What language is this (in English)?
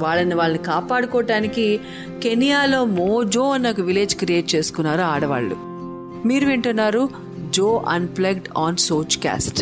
Telugu